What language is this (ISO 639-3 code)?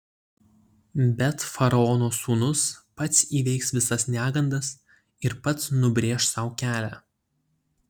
lit